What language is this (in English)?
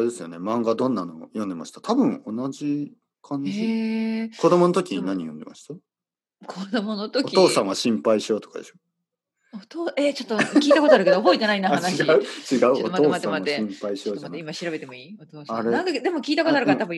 Japanese